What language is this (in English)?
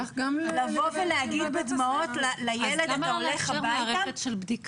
Hebrew